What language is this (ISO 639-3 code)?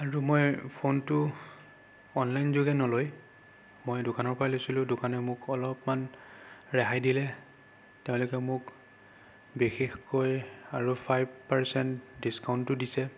asm